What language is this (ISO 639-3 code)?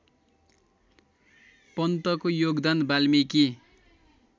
nep